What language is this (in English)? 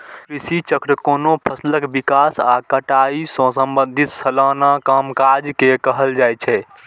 Maithili